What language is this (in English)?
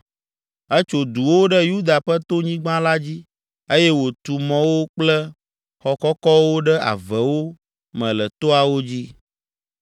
Ewe